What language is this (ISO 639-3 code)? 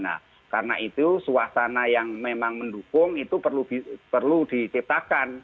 ind